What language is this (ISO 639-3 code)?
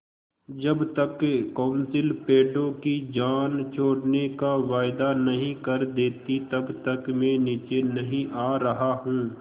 hin